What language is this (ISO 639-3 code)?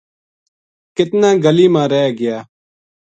gju